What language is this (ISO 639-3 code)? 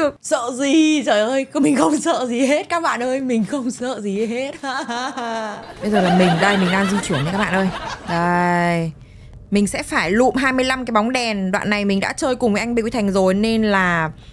vie